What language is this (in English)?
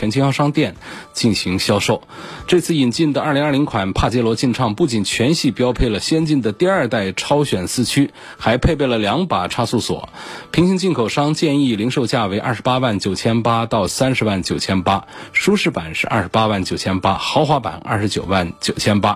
Chinese